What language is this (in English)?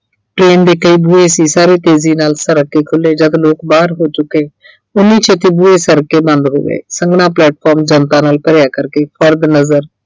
Punjabi